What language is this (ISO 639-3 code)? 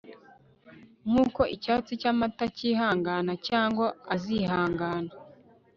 kin